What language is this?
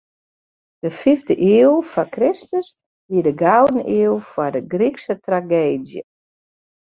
Western Frisian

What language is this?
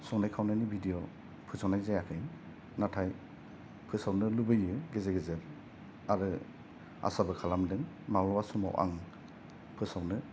Bodo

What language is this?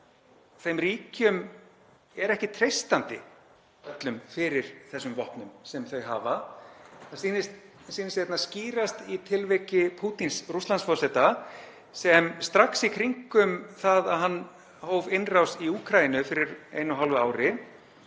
Icelandic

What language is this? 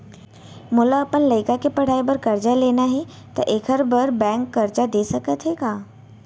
Chhattisgarhi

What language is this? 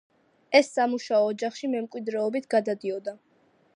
Georgian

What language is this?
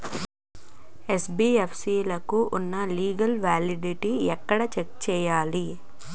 Telugu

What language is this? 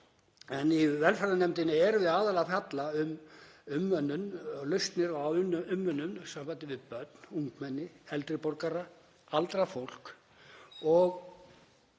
Icelandic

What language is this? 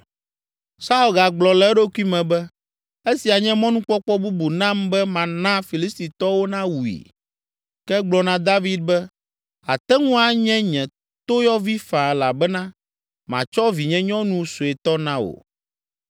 Ewe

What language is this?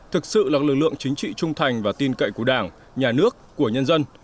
Vietnamese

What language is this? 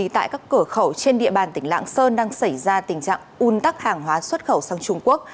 Vietnamese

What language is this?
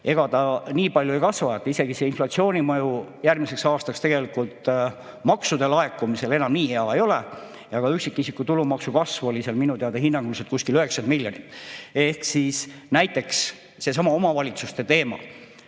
Estonian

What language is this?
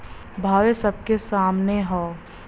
Bhojpuri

